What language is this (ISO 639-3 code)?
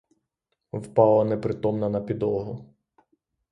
ukr